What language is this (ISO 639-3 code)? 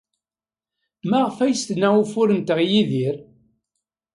kab